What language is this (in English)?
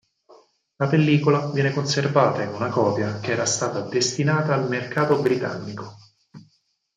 Italian